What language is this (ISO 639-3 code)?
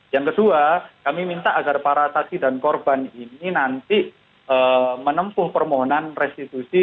ind